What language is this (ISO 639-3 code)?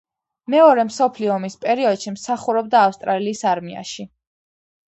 kat